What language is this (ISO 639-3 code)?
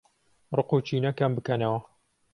ckb